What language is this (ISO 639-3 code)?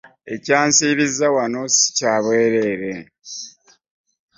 lug